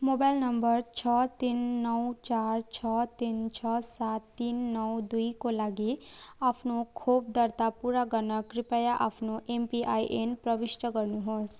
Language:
Nepali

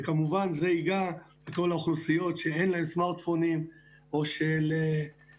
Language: Hebrew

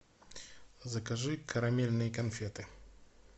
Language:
Russian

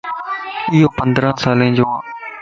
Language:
Lasi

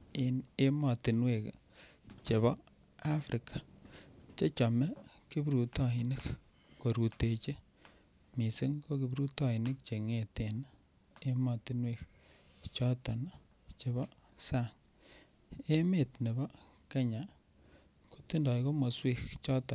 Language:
Kalenjin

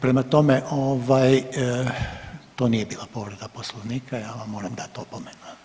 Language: Croatian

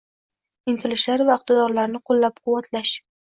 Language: Uzbek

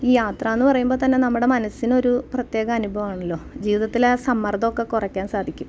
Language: Malayalam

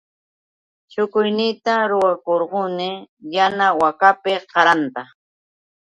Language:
Yauyos Quechua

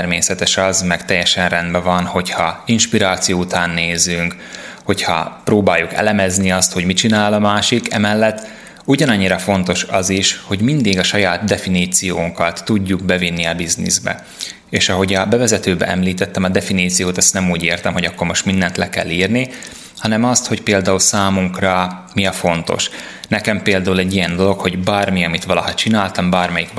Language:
Hungarian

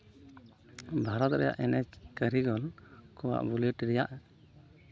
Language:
Santali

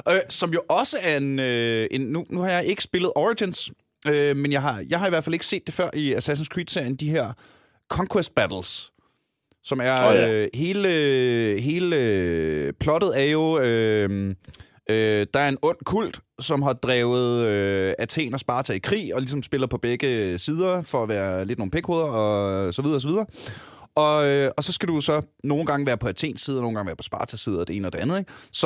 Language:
Danish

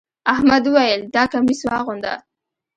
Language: Pashto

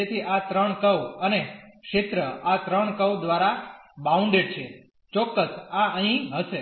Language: Gujarati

